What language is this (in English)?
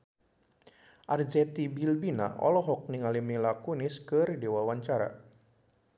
Sundanese